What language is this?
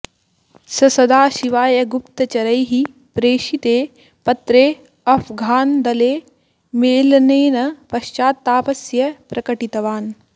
Sanskrit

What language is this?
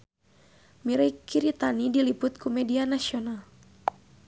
Sundanese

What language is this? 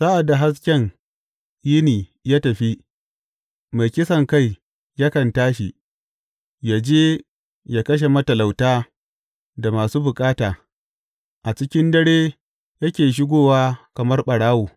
Hausa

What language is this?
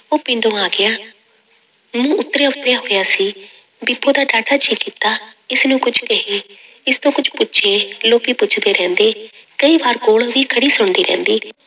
Punjabi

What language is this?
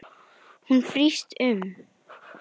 Icelandic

